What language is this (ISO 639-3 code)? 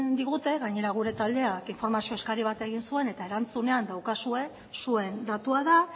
eus